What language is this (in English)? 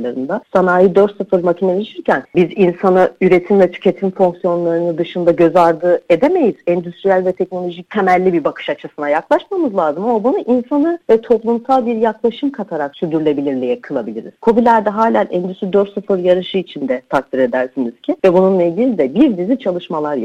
Turkish